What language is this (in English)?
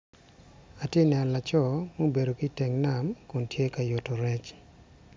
Acoli